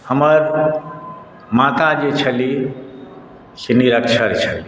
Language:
Maithili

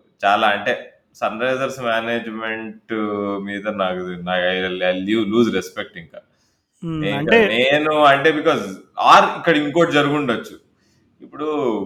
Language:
Telugu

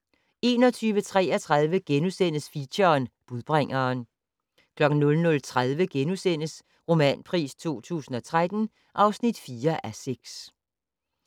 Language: Danish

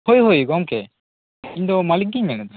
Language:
Santali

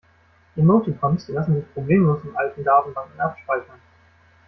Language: German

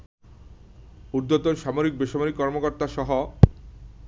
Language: Bangla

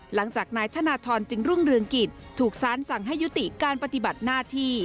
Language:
Thai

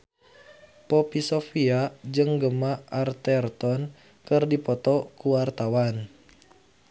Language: Sundanese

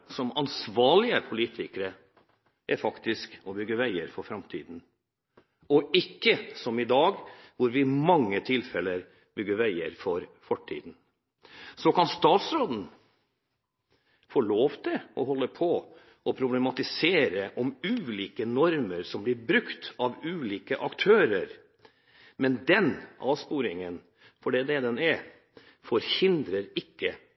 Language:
Norwegian Bokmål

